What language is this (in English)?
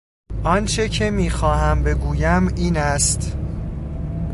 Persian